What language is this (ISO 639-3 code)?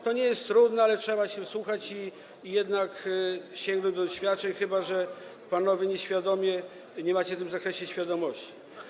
pol